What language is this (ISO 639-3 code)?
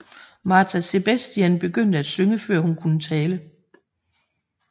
dan